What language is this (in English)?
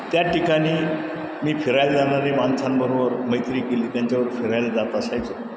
Marathi